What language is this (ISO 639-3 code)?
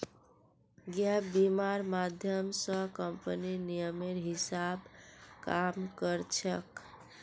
mag